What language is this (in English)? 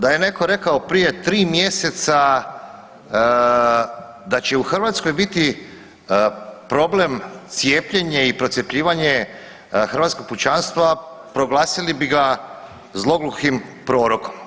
Croatian